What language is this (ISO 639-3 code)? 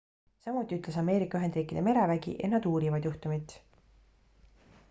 est